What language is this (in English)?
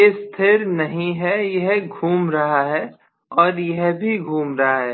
Hindi